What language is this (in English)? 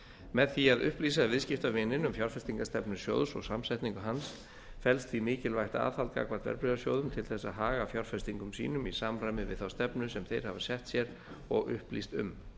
Icelandic